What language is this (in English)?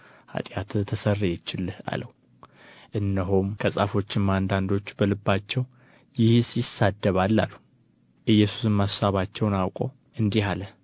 Amharic